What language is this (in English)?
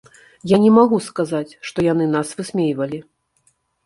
Belarusian